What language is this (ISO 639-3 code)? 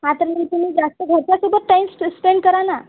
mar